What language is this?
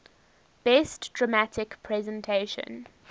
English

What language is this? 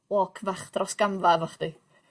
Welsh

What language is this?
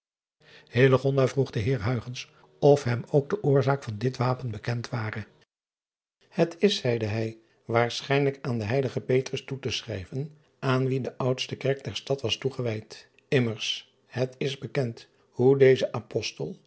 Dutch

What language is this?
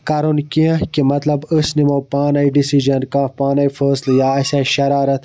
Kashmiri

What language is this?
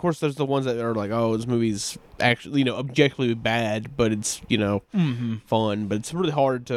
English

